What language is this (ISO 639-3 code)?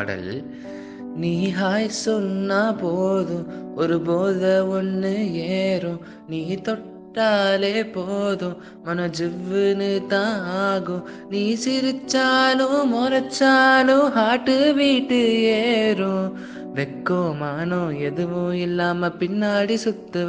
tam